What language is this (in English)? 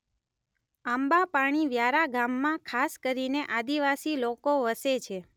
Gujarati